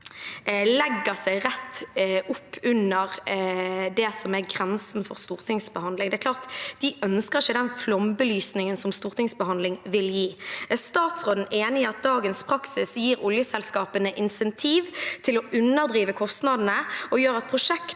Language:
Norwegian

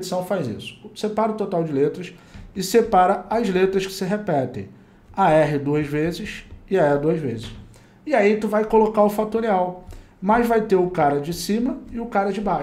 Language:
Portuguese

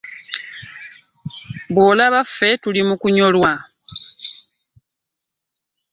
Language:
Ganda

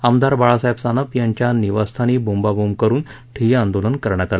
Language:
Marathi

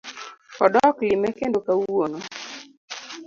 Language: Luo (Kenya and Tanzania)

